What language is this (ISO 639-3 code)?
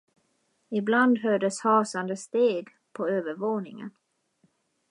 swe